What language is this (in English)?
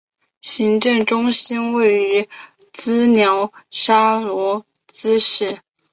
Chinese